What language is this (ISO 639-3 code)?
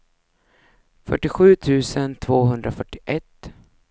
swe